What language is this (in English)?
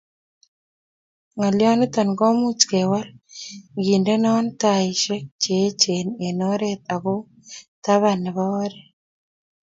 Kalenjin